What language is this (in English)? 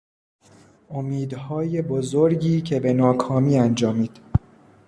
Persian